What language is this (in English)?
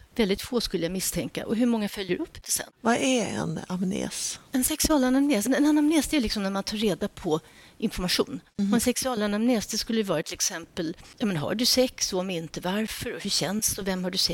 Swedish